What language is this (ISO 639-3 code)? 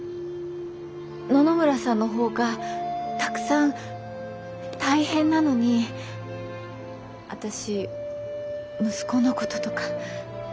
jpn